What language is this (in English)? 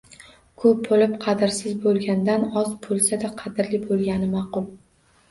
Uzbek